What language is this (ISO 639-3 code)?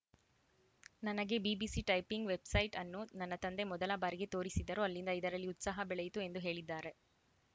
kan